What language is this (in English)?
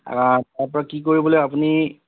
Assamese